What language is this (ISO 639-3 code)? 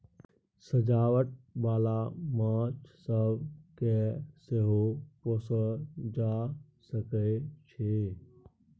mai